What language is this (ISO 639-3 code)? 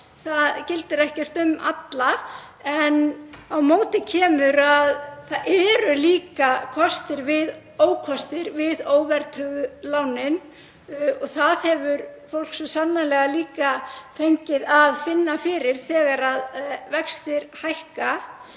isl